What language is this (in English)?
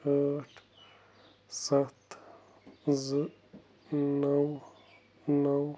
Kashmiri